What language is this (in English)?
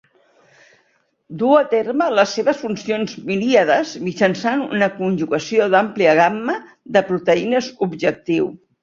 Catalan